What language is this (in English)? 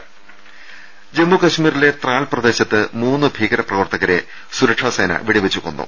Malayalam